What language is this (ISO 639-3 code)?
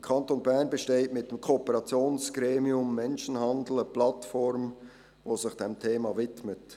gsw